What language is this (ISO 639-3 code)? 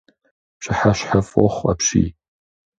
kbd